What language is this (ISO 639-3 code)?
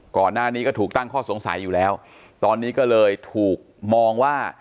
tha